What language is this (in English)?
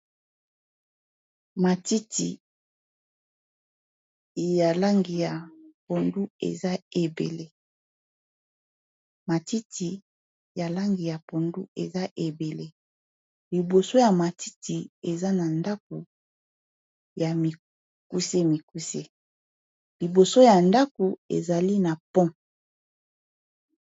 Lingala